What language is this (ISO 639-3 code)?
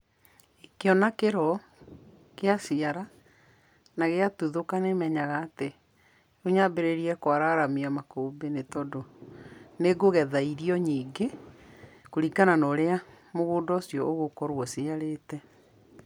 kik